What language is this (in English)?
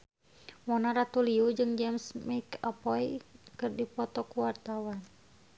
Sundanese